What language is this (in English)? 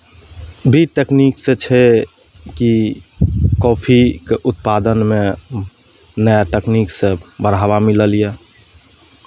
Maithili